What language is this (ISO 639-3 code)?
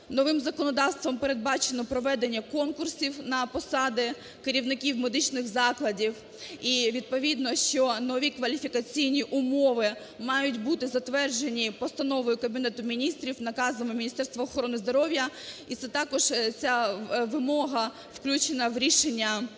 ukr